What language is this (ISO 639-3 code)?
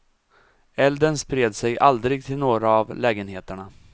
swe